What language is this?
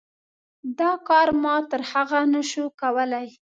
Pashto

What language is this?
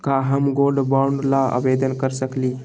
Magahi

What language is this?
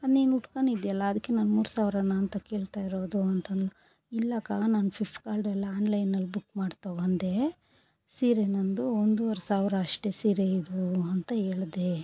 Kannada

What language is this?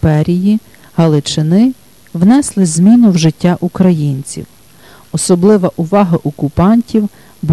Ukrainian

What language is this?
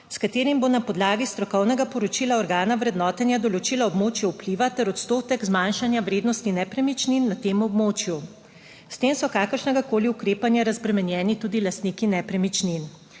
Slovenian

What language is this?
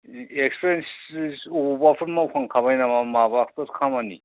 Bodo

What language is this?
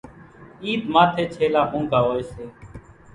Kachi Koli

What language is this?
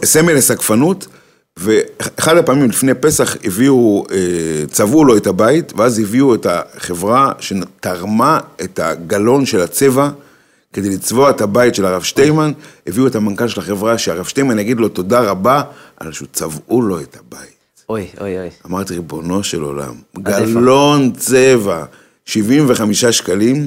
Hebrew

